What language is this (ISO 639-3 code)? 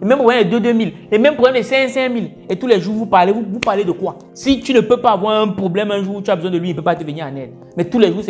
fra